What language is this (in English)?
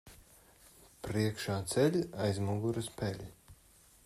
Latvian